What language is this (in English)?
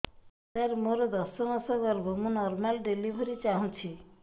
Odia